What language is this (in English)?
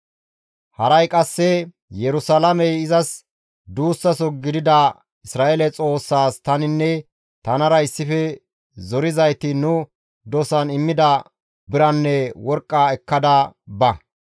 Gamo